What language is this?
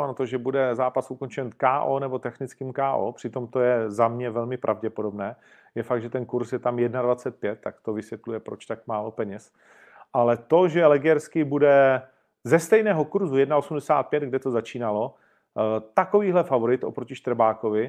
Czech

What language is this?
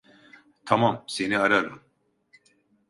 Turkish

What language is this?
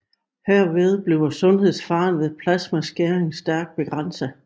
Danish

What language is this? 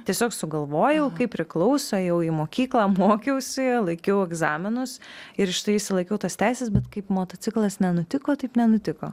Lithuanian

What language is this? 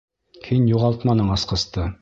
Bashkir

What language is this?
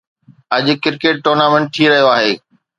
Sindhi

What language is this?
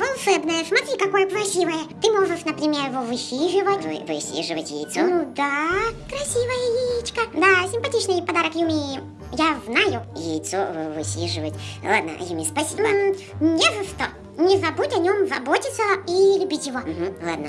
Russian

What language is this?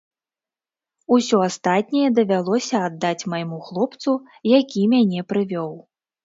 Belarusian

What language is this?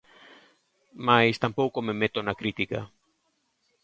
Galician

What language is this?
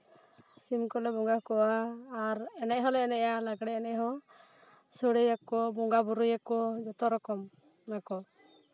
Santali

